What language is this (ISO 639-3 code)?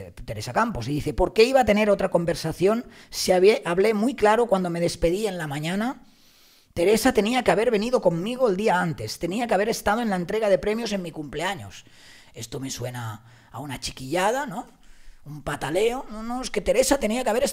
spa